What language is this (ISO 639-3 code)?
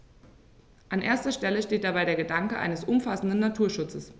deu